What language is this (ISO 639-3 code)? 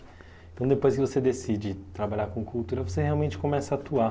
por